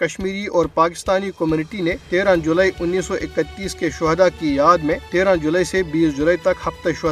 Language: Urdu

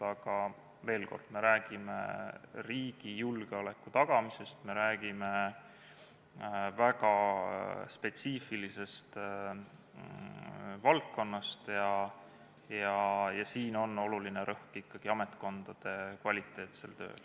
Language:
Estonian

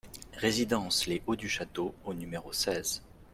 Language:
French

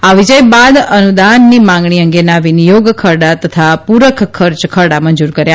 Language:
Gujarati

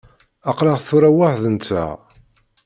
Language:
Kabyle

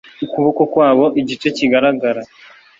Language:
Kinyarwanda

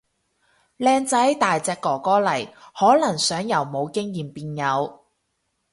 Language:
Cantonese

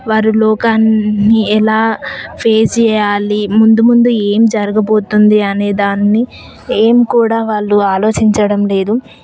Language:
Telugu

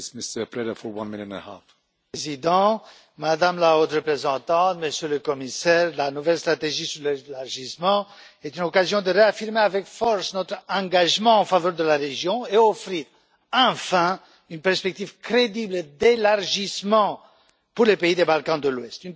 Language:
French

